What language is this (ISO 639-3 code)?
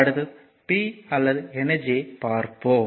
tam